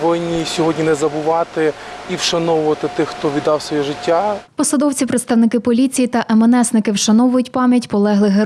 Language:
Ukrainian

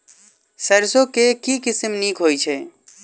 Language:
Maithili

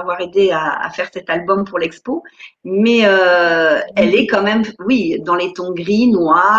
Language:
French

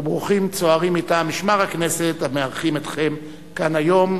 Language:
Hebrew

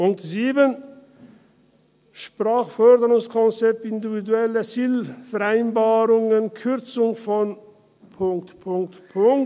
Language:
Swiss German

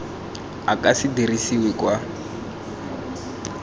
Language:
Tswana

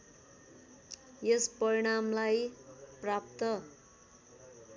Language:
Nepali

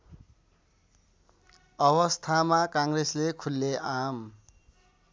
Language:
Nepali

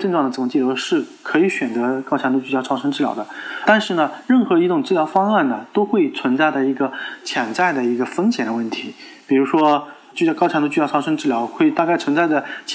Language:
Chinese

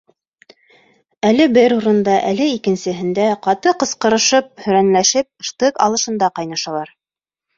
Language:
Bashkir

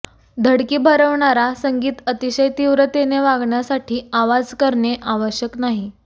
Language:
Marathi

